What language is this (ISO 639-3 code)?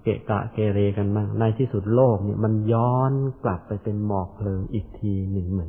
tha